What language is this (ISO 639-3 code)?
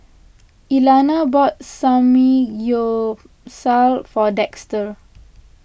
eng